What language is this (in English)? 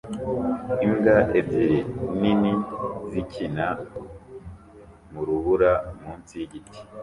Kinyarwanda